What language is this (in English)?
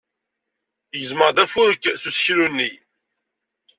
Kabyle